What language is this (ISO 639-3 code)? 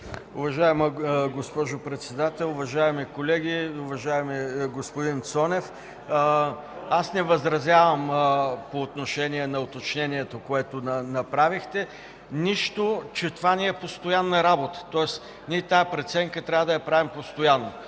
bul